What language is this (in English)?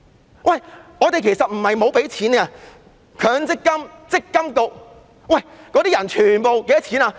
Cantonese